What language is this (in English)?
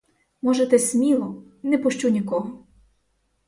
Ukrainian